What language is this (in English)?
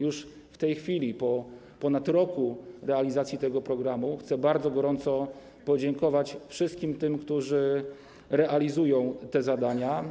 Polish